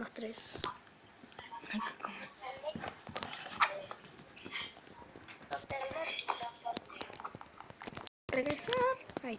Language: Spanish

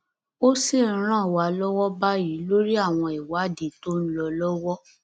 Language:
Yoruba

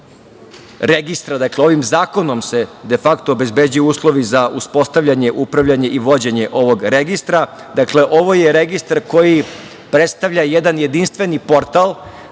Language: Serbian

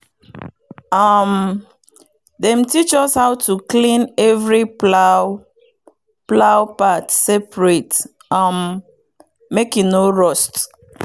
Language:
Nigerian Pidgin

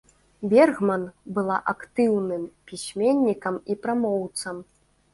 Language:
Belarusian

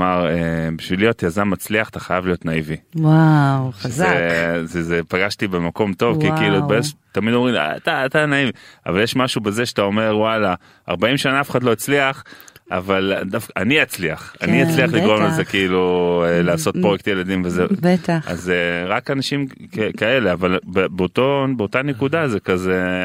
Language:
Hebrew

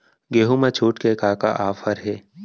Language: Chhattisgarhi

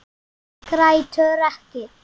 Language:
Icelandic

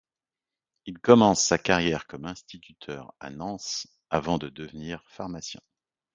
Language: French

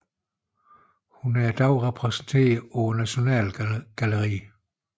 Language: Danish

